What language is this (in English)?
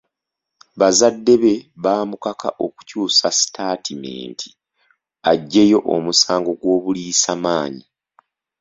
Ganda